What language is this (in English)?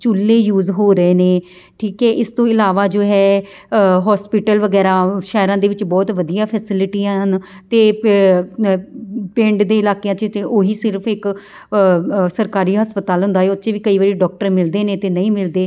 Punjabi